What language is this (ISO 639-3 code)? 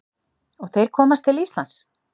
isl